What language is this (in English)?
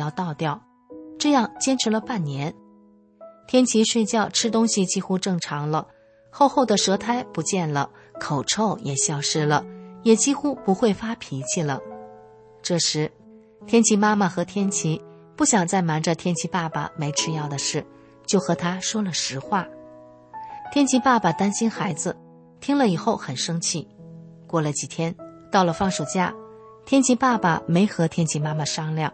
Chinese